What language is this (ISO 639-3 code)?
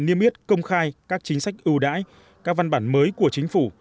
vie